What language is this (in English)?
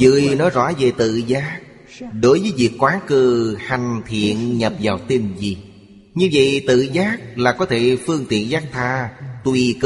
Vietnamese